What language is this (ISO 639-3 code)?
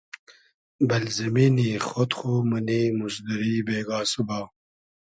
haz